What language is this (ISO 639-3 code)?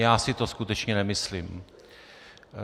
ces